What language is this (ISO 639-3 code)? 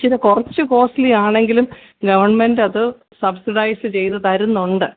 mal